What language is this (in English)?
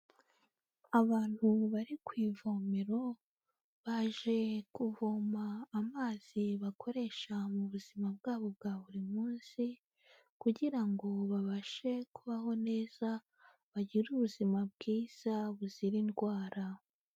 Kinyarwanda